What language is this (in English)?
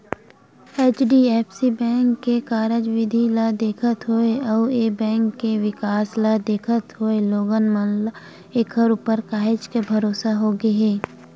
Chhattisgarhi